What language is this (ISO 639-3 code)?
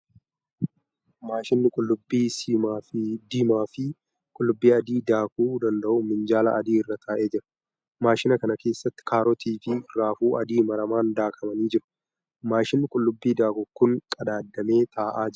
orm